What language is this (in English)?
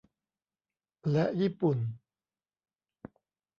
Thai